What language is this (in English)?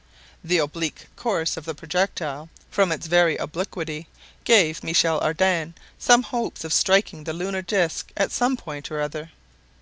English